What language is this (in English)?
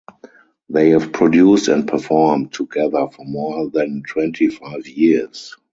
English